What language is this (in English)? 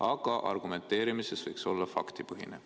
Estonian